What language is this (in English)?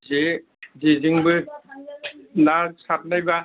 Bodo